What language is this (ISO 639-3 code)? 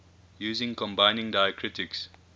eng